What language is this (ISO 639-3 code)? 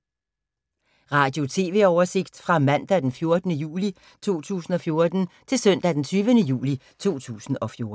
dan